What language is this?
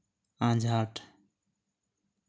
Santali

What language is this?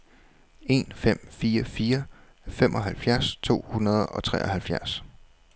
Danish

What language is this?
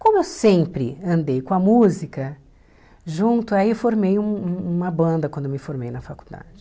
Portuguese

